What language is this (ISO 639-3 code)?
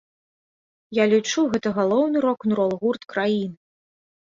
bel